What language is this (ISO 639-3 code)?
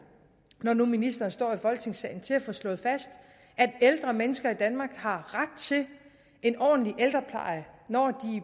dan